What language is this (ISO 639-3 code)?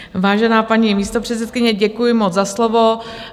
ces